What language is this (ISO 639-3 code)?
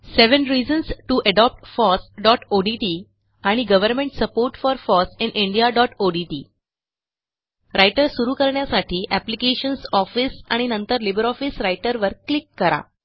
mar